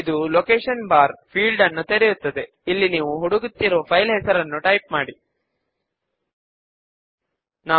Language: Telugu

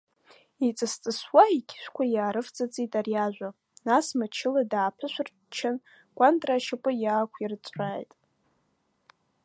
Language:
Abkhazian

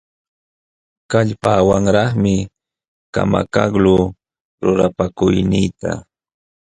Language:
Jauja Wanca Quechua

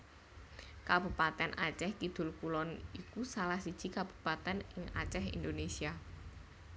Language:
Javanese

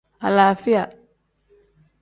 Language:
Tem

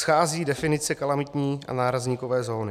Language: Czech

